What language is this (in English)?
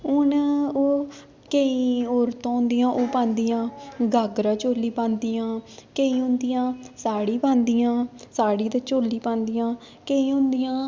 Dogri